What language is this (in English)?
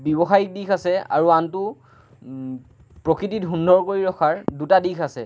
Assamese